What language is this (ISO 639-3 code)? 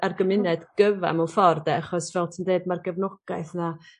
cym